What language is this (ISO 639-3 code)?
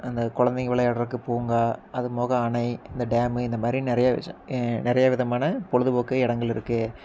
tam